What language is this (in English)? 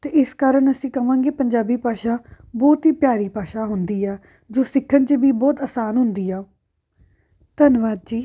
Punjabi